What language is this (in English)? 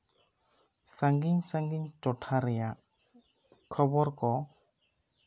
Santali